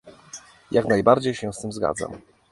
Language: Polish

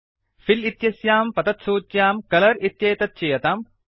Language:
Sanskrit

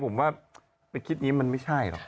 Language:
Thai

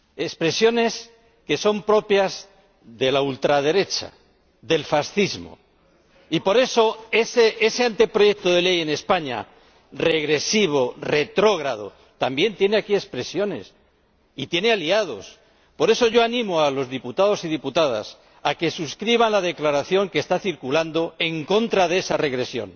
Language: Spanish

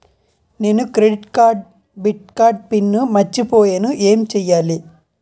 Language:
Telugu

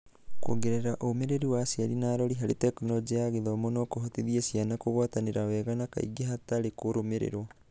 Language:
Kikuyu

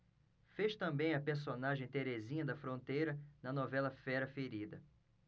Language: Portuguese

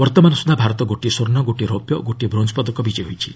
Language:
Odia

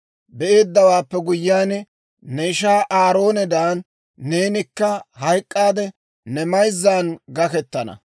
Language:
Dawro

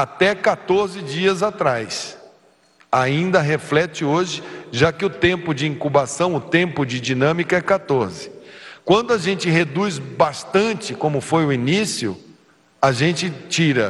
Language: Portuguese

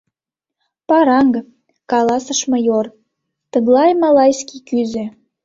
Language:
Mari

